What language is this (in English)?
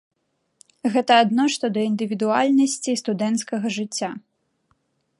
Belarusian